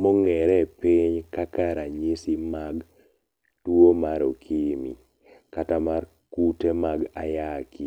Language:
Luo (Kenya and Tanzania)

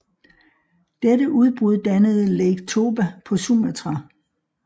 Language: Danish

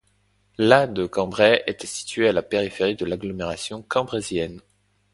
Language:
French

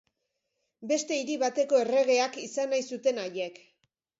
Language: Basque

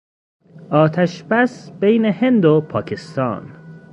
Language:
Persian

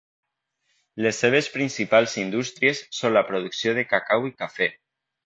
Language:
Catalan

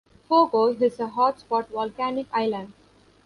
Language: English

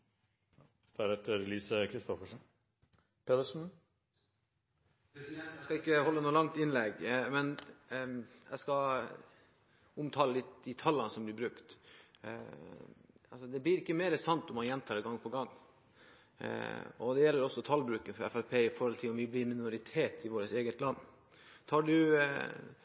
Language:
Norwegian Bokmål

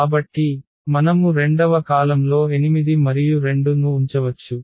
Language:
Telugu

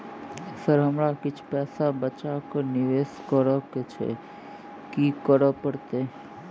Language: Maithili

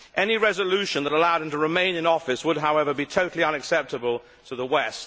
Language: English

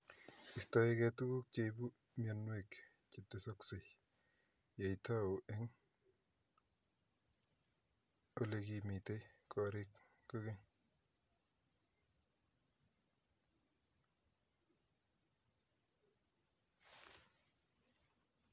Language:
Kalenjin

